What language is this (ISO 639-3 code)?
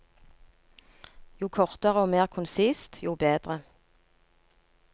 nor